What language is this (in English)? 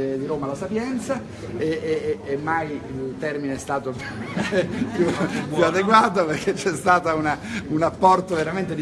Italian